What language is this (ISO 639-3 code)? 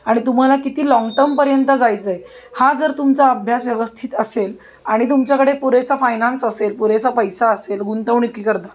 mar